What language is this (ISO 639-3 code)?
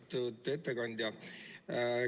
est